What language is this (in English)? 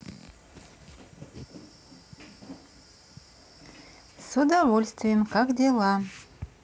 Russian